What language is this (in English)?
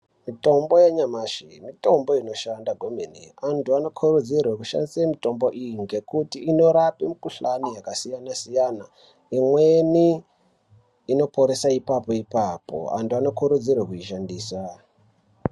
Ndau